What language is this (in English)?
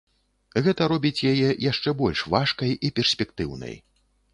Belarusian